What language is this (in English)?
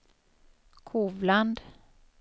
Swedish